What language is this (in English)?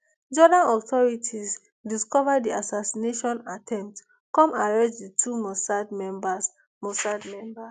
Nigerian Pidgin